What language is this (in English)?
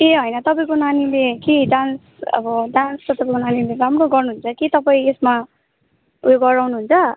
Nepali